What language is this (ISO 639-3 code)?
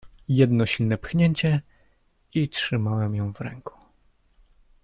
pol